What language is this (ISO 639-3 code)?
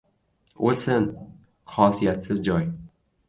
uzb